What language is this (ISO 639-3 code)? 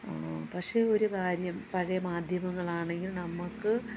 mal